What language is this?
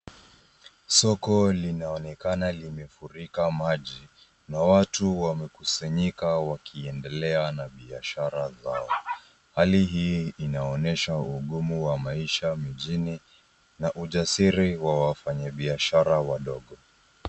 Swahili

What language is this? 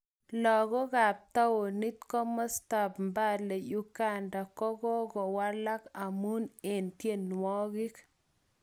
Kalenjin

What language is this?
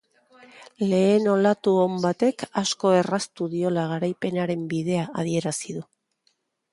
Basque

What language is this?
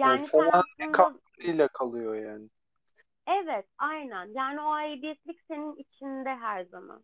Turkish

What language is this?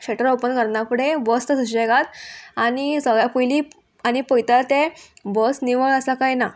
Konkani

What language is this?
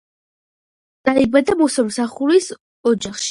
Georgian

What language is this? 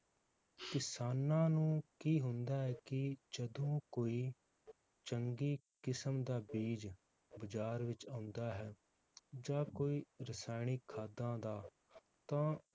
Punjabi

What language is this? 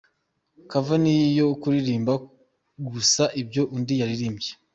Kinyarwanda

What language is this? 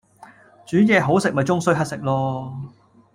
Cantonese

